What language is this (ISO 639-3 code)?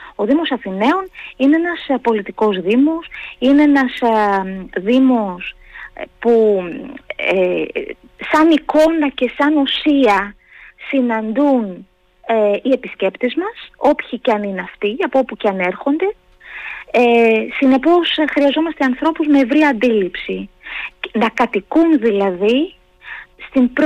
ell